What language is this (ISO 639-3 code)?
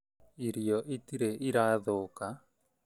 kik